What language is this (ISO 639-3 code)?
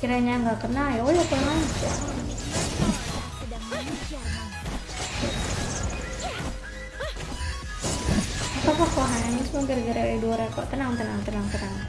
ind